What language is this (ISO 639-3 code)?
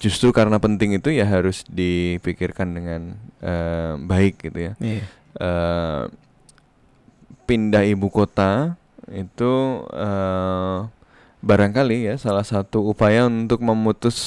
ind